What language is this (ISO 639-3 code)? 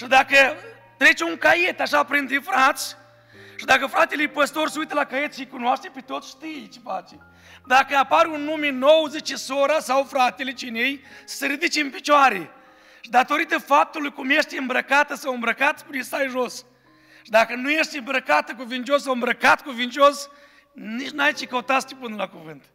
ron